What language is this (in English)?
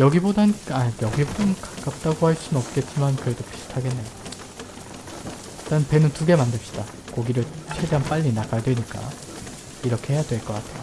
Korean